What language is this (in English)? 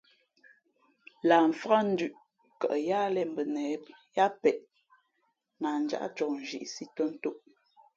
Fe'fe'